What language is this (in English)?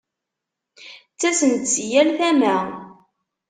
Kabyle